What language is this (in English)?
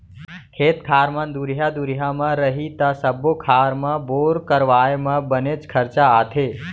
Chhattisgarhi